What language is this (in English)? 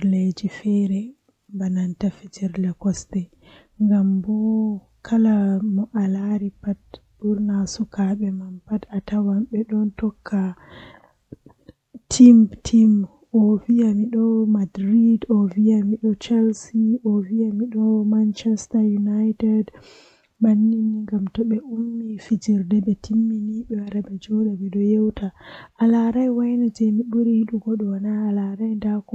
Western Niger Fulfulde